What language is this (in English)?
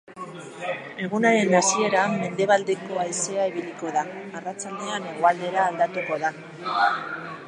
Basque